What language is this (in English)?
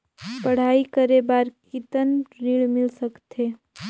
Chhattisgarhi